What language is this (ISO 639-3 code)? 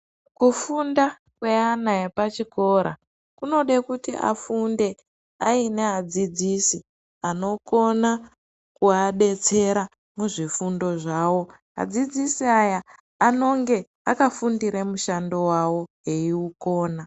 ndc